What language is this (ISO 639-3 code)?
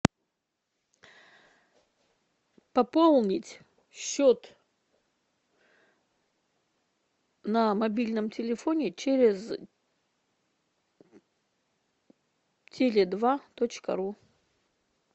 rus